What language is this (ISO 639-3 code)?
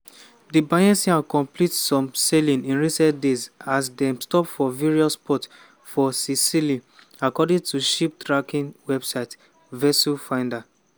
pcm